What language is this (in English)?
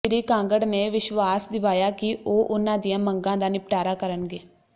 Punjabi